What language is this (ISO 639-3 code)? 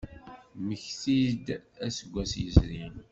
kab